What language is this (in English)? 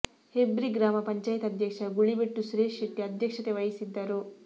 Kannada